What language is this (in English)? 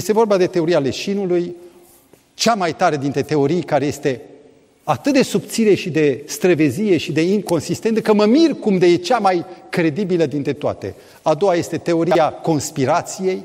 Romanian